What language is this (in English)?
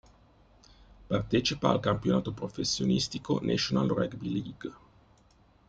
Italian